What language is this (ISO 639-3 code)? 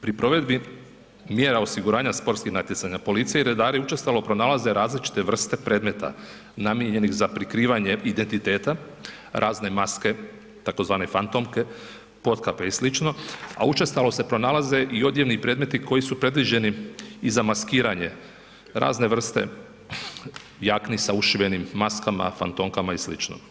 hrv